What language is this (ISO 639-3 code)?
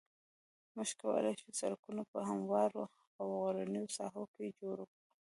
pus